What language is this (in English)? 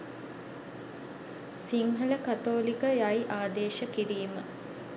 Sinhala